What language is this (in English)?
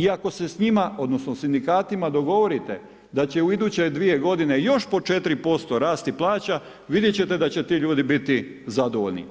Croatian